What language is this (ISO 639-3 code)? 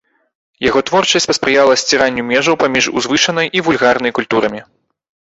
bel